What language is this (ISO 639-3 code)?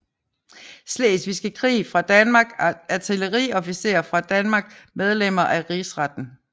dan